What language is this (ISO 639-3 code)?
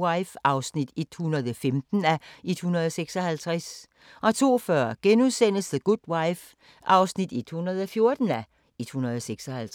dan